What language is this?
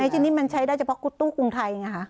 Thai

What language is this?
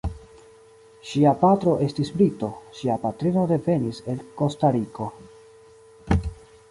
Esperanto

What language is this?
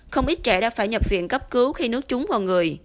Vietnamese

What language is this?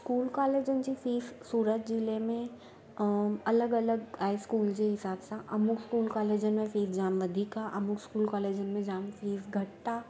Sindhi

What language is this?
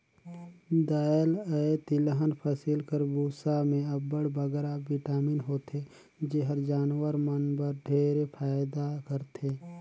Chhattisgarhi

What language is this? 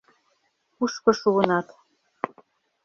Mari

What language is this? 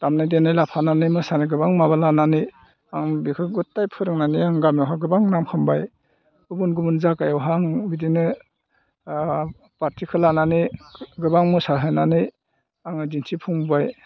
Bodo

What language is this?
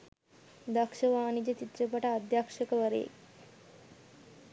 Sinhala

